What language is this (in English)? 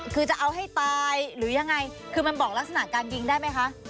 Thai